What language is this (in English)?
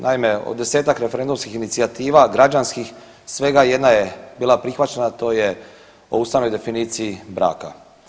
Croatian